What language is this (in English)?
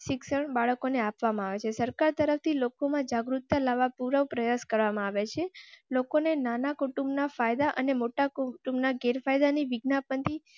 Gujarati